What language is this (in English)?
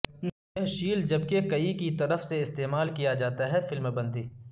Urdu